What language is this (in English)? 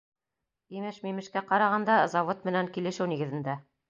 Bashkir